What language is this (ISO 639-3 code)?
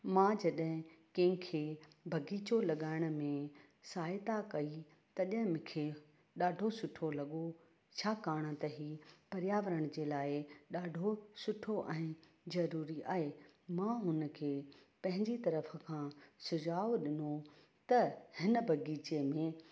snd